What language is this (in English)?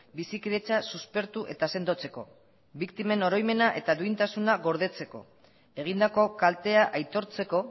Basque